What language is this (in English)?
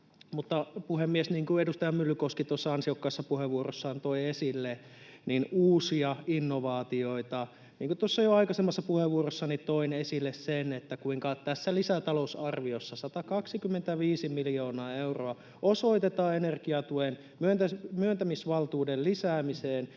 Finnish